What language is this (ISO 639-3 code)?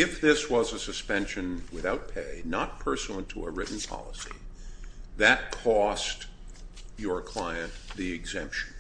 eng